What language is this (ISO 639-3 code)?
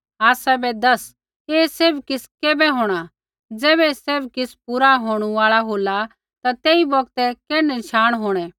kfx